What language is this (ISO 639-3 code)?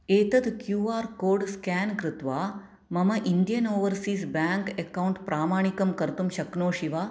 san